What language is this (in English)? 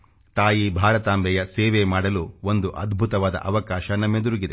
Kannada